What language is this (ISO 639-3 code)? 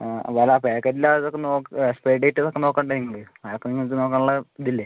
mal